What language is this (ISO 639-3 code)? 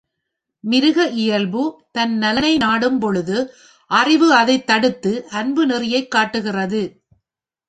tam